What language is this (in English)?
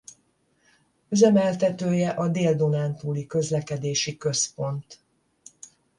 Hungarian